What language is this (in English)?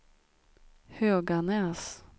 Swedish